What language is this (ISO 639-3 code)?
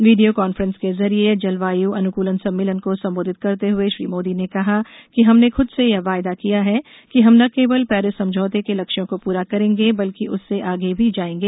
hin